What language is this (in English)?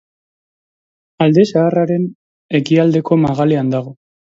Basque